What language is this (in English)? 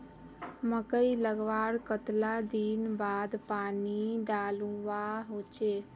Magahi